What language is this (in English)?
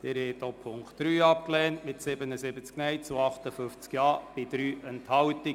Swiss German